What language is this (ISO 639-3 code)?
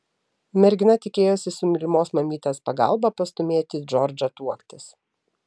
lit